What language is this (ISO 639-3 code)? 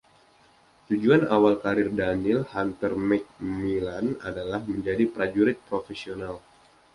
ind